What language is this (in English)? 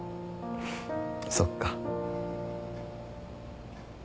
Japanese